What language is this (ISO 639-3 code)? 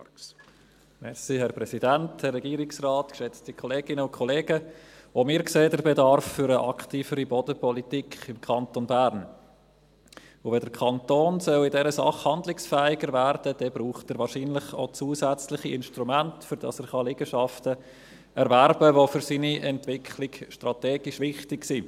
gsw